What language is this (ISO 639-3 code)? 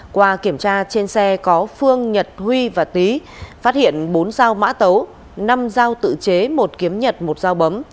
vie